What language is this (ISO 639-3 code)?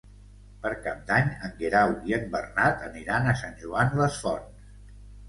cat